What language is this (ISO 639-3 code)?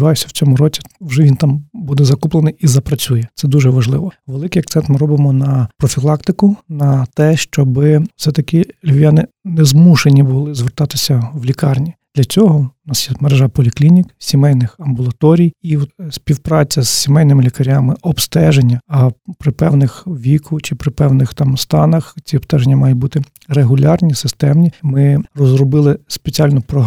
ukr